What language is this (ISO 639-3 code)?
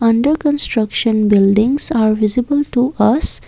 eng